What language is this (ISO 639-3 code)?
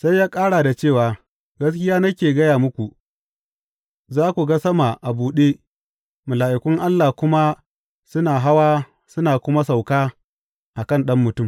hau